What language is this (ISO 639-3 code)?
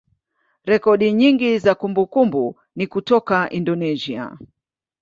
swa